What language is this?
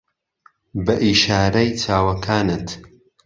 Central Kurdish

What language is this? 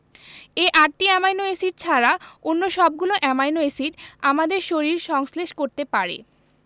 Bangla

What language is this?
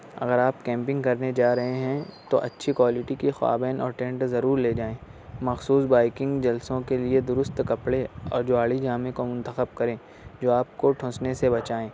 Urdu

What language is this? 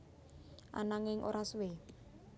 Javanese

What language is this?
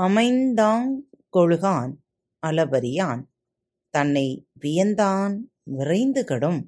Tamil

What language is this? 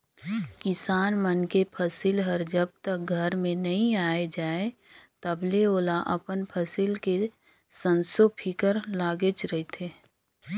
Chhattisgarhi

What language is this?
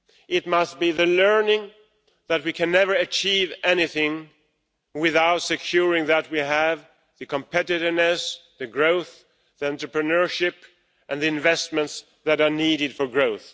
English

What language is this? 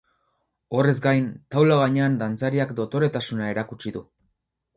Basque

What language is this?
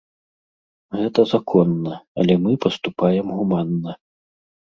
Belarusian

